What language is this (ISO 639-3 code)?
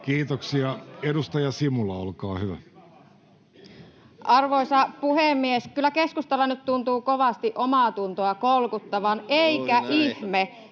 fin